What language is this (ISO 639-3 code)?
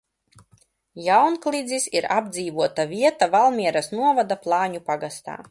lav